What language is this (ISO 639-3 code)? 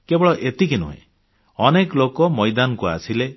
ori